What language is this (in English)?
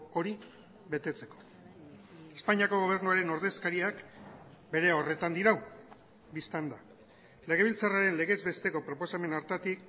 Basque